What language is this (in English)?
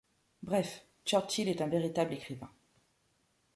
French